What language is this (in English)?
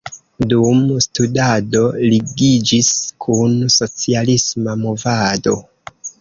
Esperanto